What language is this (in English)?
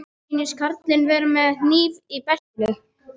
Icelandic